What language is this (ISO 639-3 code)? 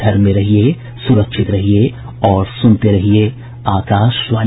hin